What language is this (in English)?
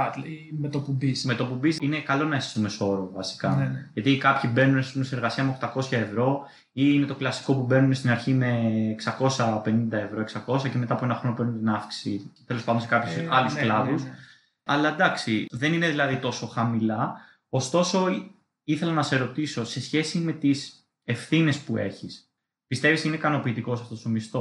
Greek